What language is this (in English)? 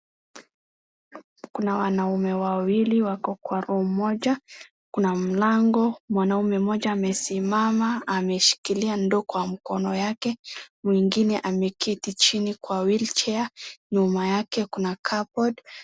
Swahili